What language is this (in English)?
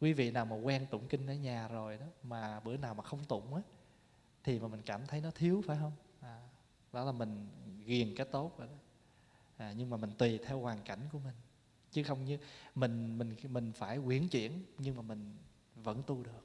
Vietnamese